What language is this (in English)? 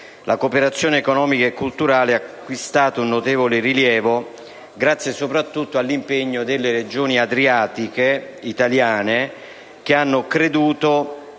Italian